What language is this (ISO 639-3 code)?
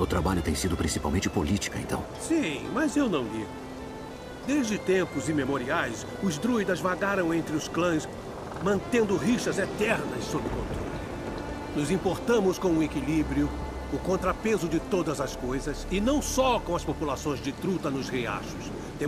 por